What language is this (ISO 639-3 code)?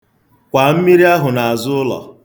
ibo